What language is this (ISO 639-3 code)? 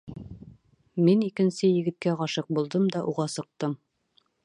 bak